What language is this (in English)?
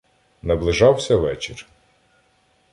Ukrainian